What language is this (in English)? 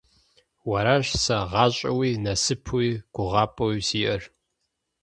Kabardian